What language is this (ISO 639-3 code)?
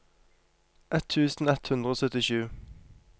nor